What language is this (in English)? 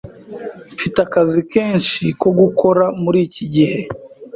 Kinyarwanda